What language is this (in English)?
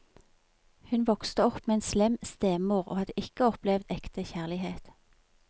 Norwegian